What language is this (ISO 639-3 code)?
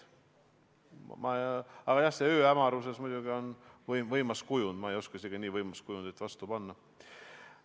est